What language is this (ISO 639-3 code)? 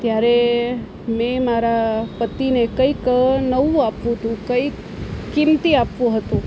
guj